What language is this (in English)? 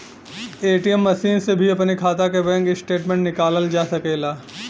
Bhojpuri